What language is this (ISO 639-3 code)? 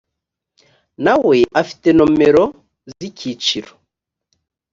kin